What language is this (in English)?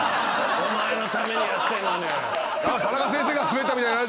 Japanese